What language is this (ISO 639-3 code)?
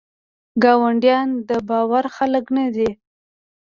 pus